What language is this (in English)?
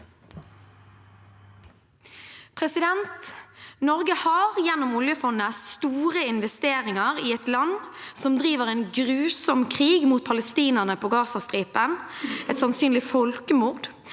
Norwegian